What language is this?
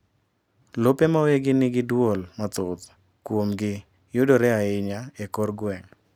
Luo (Kenya and Tanzania)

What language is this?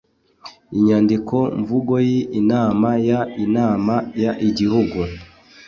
Kinyarwanda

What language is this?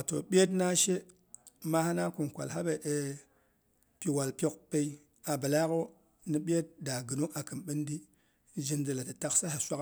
Boghom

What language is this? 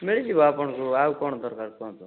Odia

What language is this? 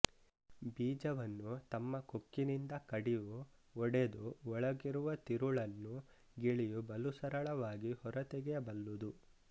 Kannada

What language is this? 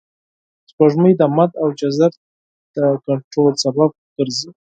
Pashto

